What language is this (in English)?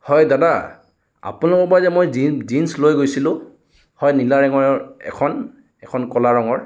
Assamese